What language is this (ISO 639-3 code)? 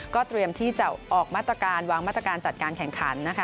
tha